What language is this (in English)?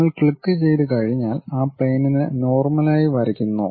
Malayalam